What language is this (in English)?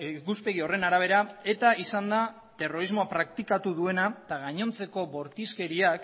Basque